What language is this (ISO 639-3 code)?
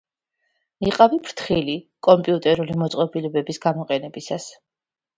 kat